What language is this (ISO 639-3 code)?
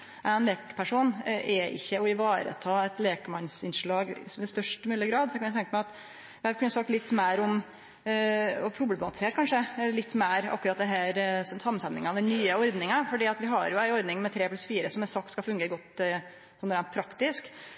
nno